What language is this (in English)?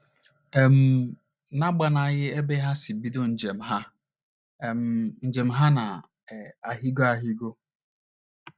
Igbo